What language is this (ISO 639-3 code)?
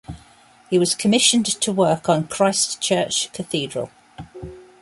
eng